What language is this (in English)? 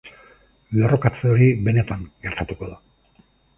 Basque